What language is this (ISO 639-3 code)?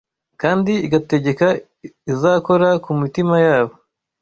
kin